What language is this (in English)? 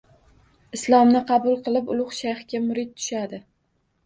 Uzbek